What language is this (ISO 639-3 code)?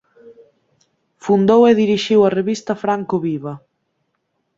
glg